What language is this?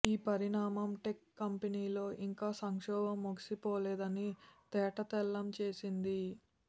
Telugu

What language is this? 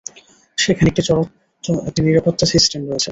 Bangla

